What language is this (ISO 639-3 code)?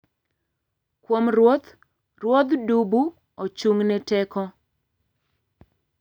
luo